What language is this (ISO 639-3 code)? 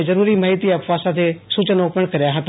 guj